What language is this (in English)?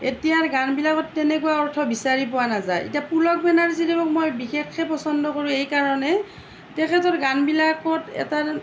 Assamese